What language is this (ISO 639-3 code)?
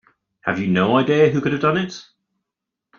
eng